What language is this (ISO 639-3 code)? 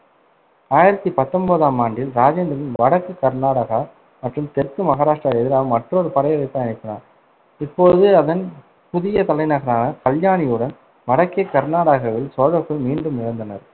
tam